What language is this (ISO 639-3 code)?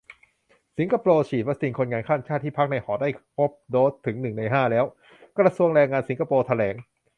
tha